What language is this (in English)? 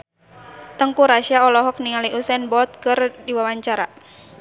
Sundanese